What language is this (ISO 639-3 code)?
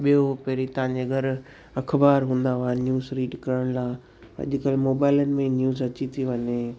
snd